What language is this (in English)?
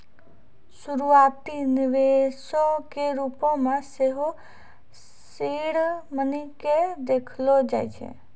Maithili